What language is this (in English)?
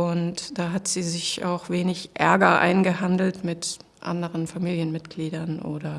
German